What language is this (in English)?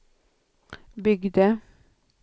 Swedish